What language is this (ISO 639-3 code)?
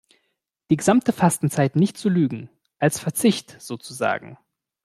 deu